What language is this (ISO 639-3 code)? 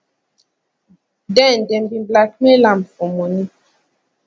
pcm